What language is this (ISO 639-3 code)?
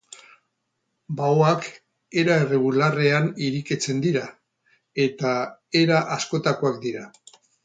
eus